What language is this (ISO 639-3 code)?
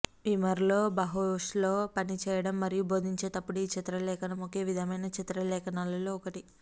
tel